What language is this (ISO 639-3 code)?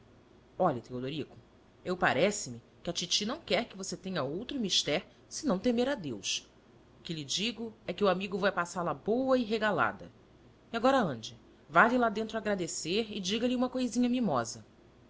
por